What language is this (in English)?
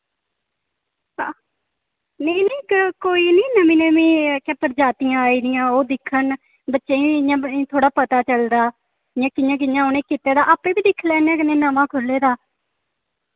Dogri